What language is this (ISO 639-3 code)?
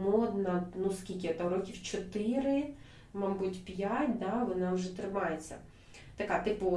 ukr